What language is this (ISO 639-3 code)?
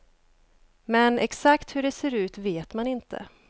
swe